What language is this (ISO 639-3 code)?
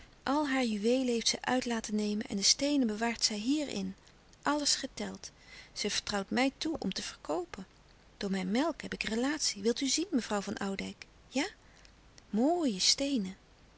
nld